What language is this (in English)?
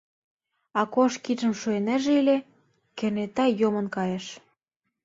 Mari